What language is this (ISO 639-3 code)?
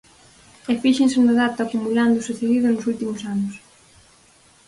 glg